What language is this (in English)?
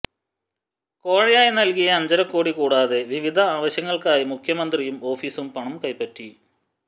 Malayalam